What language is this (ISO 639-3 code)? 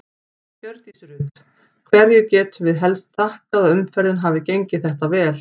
isl